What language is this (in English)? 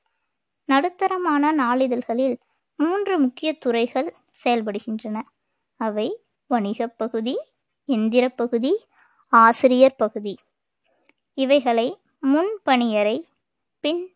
Tamil